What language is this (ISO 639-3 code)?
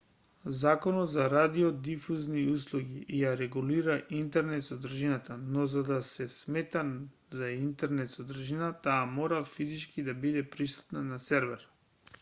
mkd